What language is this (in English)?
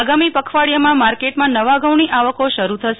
Gujarati